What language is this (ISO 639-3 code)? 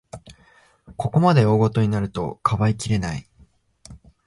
jpn